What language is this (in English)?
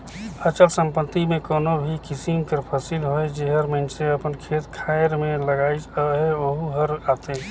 Chhattisgarhi